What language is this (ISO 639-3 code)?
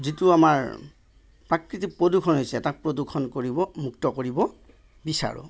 asm